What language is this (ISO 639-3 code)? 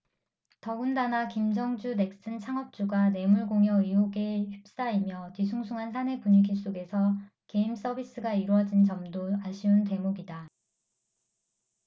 kor